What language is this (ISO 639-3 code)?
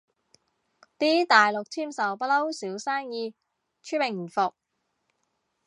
yue